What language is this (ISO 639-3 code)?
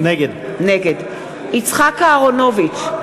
heb